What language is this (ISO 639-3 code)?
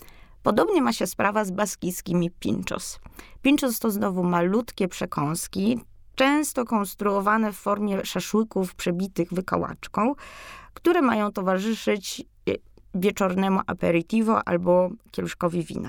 pol